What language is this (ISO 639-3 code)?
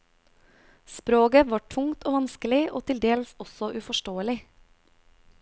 nor